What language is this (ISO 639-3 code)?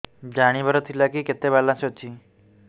ori